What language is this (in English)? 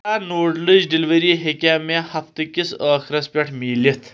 Kashmiri